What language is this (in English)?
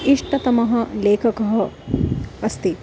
Sanskrit